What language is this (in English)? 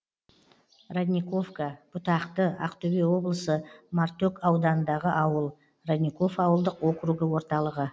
Kazakh